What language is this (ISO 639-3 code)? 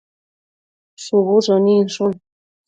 mcf